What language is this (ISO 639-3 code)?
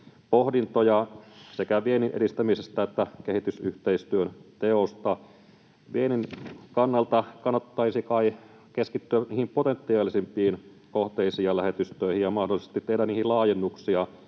fin